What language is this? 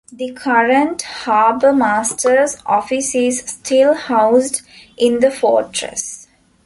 English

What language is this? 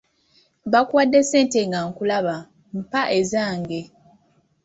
Ganda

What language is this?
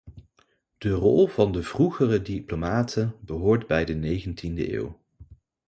Dutch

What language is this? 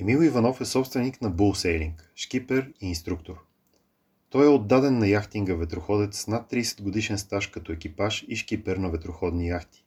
Bulgarian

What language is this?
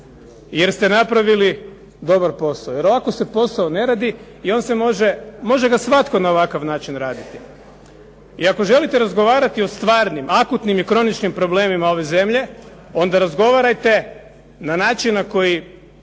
Croatian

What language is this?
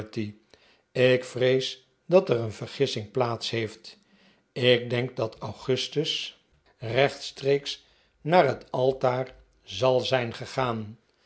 Dutch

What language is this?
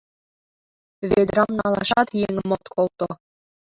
Mari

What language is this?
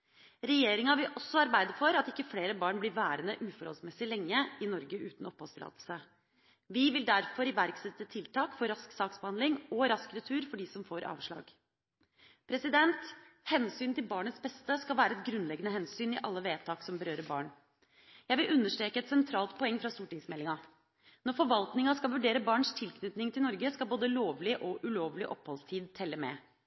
Norwegian Bokmål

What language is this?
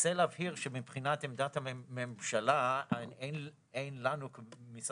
Hebrew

